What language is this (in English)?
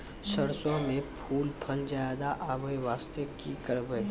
Maithili